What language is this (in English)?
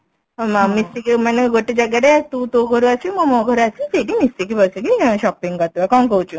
Odia